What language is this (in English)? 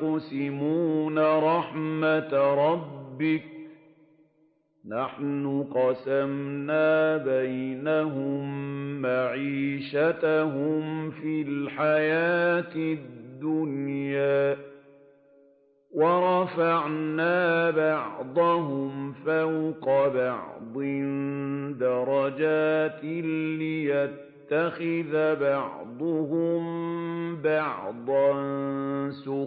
Arabic